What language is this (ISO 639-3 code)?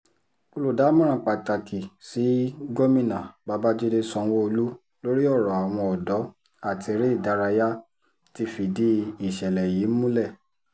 yor